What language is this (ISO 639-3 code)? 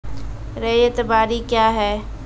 mai